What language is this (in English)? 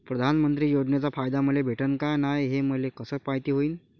Marathi